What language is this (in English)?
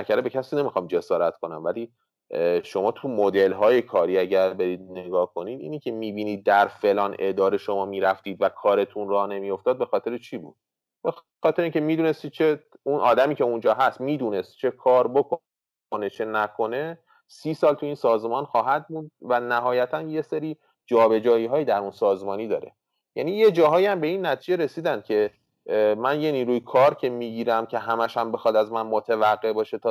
Persian